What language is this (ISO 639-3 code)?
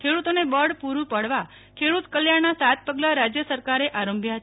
guj